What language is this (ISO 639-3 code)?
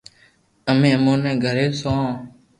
lrk